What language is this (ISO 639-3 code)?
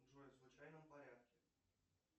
rus